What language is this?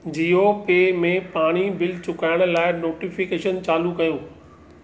Sindhi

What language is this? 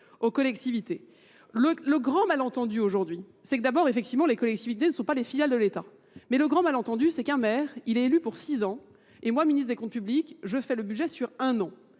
French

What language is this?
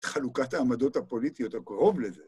Hebrew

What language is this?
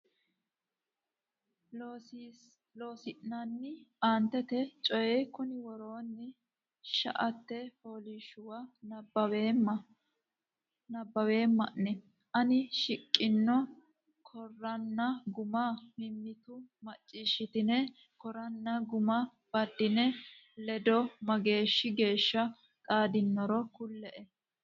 Sidamo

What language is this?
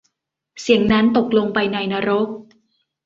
Thai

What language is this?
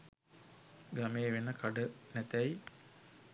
Sinhala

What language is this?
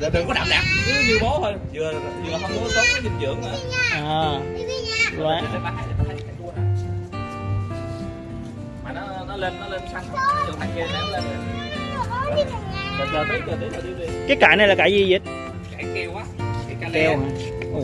Vietnamese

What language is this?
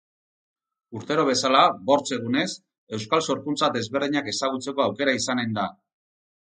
Basque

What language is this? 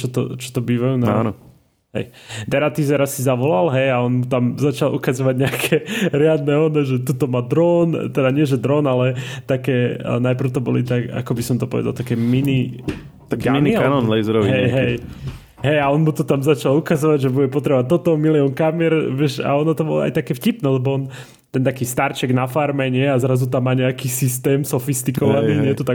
Slovak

